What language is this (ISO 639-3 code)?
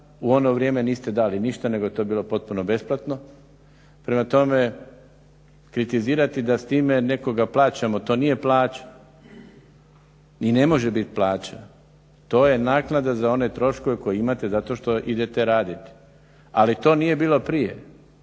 hrv